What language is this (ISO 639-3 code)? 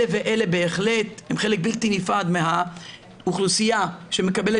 heb